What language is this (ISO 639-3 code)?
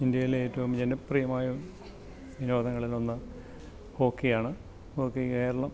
mal